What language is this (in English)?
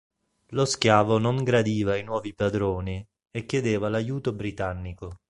Italian